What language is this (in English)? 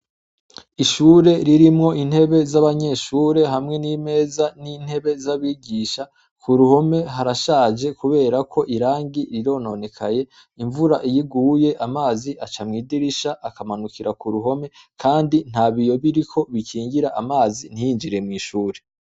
Rundi